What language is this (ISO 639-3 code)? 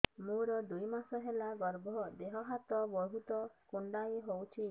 ori